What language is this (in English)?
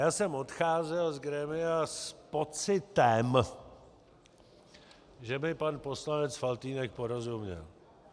Czech